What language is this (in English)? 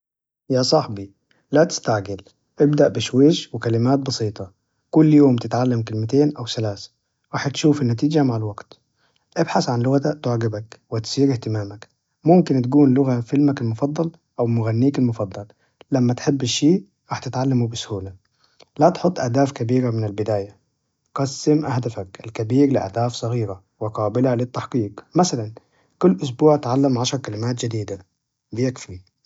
Najdi Arabic